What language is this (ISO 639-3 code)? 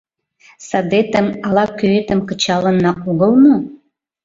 chm